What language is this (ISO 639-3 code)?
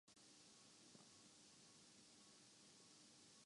urd